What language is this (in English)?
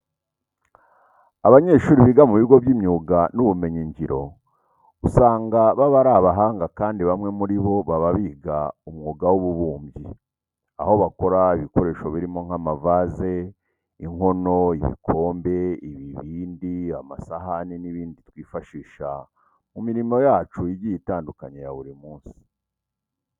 Kinyarwanda